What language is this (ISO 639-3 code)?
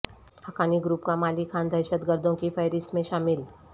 urd